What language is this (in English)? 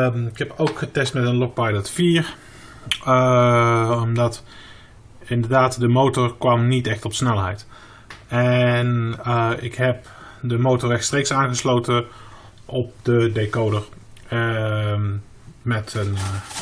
Dutch